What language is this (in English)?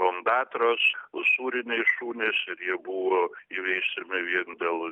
Lithuanian